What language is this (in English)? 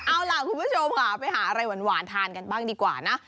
Thai